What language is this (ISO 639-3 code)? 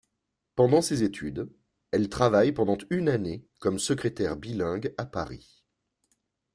fra